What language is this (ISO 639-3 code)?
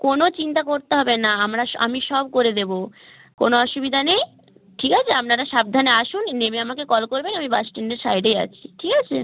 ben